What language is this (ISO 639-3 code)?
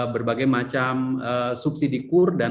ind